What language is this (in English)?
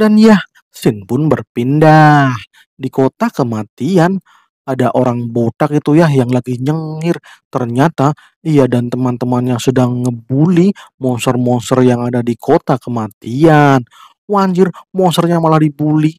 Indonesian